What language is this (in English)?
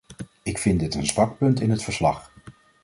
Dutch